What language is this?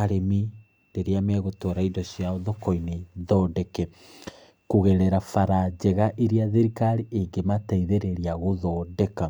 Kikuyu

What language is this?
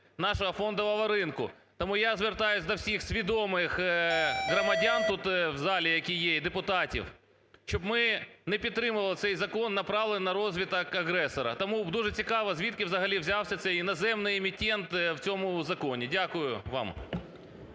Ukrainian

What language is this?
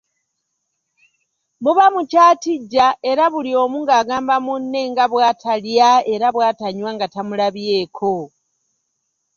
Ganda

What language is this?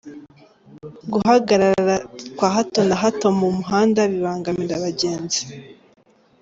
Kinyarwanda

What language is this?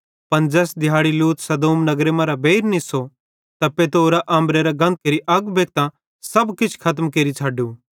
Bhadrawahi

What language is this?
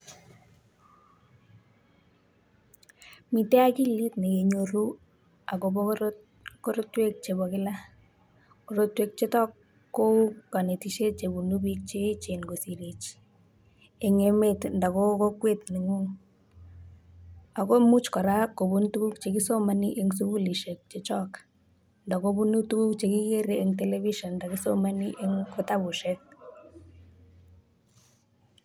Kalenjin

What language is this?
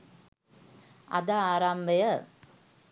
Sinhala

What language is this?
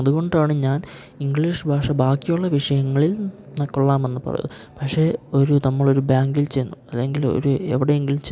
Malayalam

